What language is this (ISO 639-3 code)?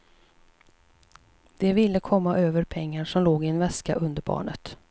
swe